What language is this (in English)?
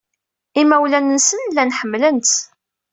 Kabyle